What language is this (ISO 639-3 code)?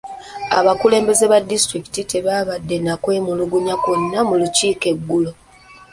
lug